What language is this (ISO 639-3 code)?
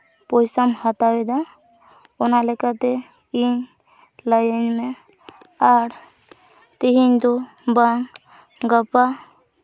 sat